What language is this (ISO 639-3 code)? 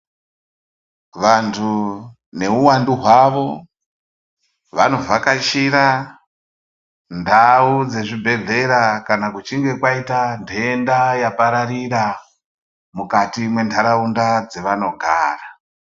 ndc